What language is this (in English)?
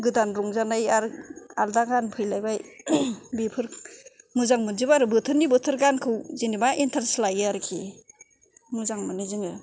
Bodo